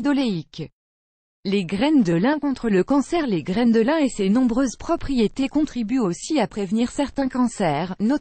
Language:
French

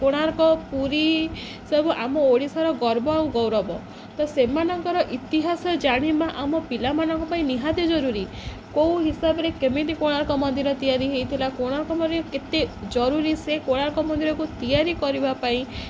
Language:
Odia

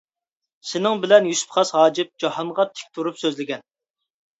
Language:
Uyghur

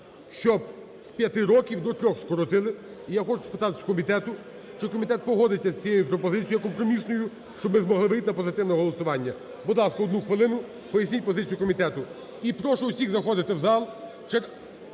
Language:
Ukrainian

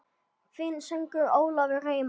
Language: Icelandic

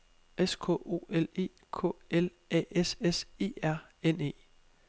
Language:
Danish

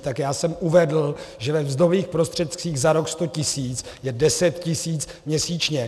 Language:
Czech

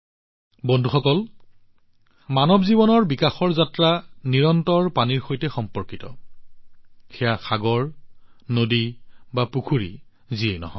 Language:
Assamese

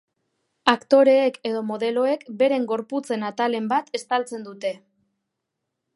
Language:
Basque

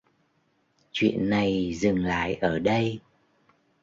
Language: Vietnamese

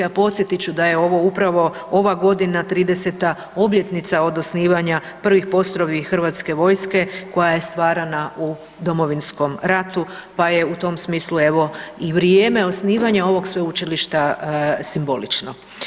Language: Croatian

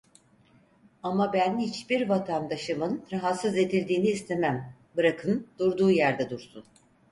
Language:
Turkish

